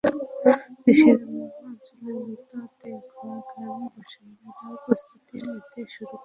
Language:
Bangla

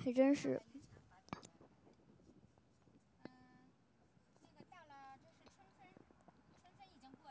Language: Chinese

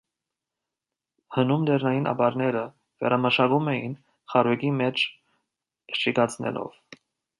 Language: Armenian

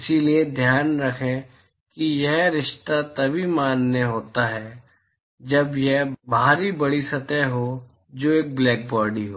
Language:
Hindi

